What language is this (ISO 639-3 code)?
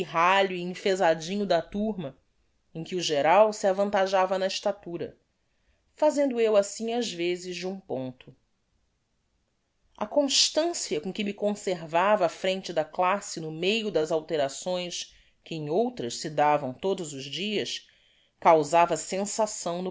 por